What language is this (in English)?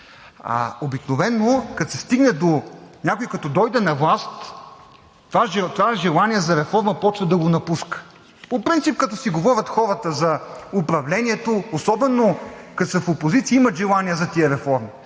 Bulgarian